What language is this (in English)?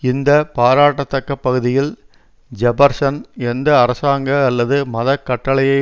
Tamil